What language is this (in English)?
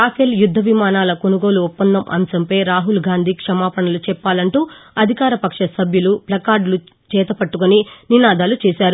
Telugu